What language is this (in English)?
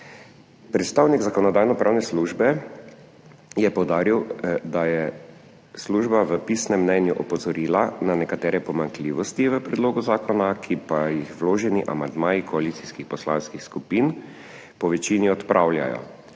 Slovenian